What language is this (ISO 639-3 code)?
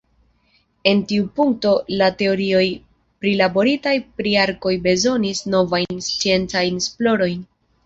epo